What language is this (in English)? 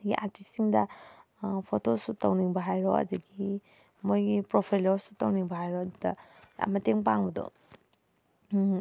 Manipuri